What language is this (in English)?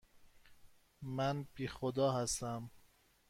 Persian